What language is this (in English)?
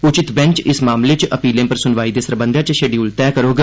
Dogri